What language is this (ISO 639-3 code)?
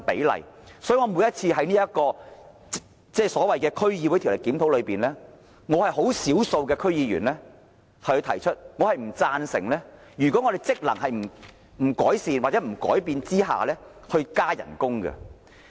yue